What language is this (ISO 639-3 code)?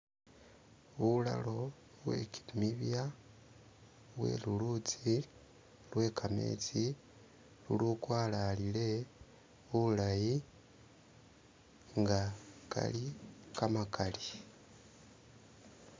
myx